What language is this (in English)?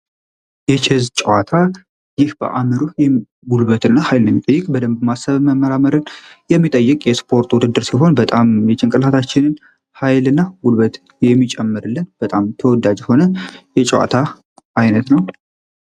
Amharic